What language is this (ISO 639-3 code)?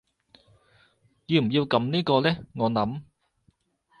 yue